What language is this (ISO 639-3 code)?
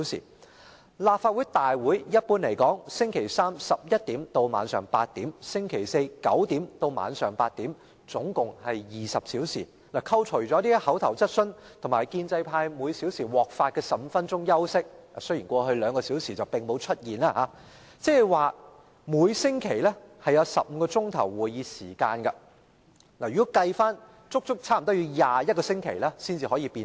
yue